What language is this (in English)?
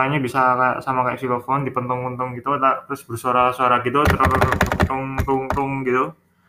Indonesian